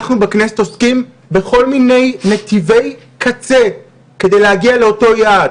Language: Hebrew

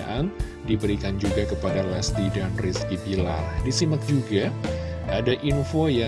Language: Indonesian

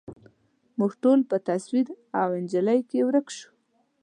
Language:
Pashto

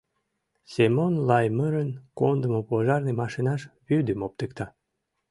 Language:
Mari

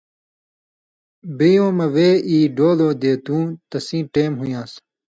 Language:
Indus Kohistani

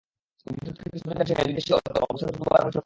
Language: Bangla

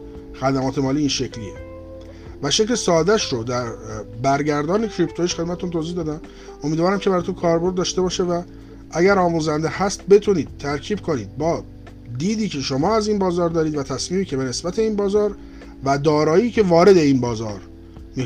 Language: Persian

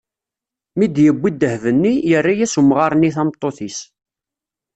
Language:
Kabyle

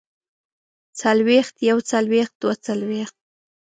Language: Pashto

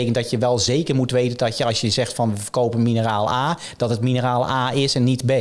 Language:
Dutch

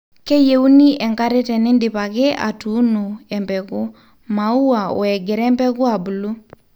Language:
Masai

